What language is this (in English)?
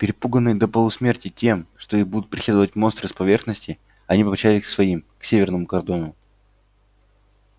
Russian